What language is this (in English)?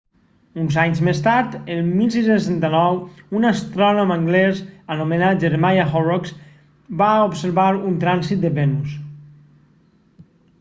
Catalan